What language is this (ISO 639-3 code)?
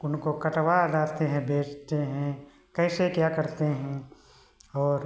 hin